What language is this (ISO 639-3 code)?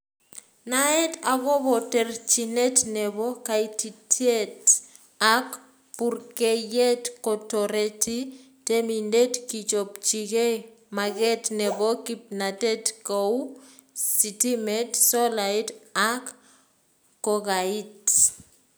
kln